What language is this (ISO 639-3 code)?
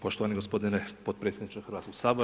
hrv